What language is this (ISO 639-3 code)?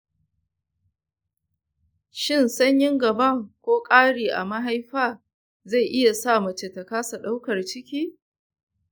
hau